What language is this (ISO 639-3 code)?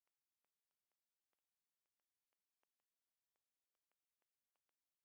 ben